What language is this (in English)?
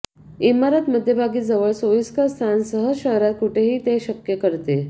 Marathi